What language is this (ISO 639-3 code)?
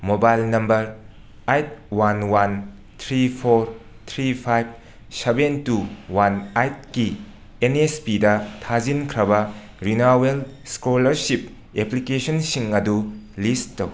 mni